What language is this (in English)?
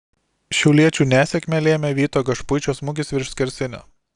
Lithuanian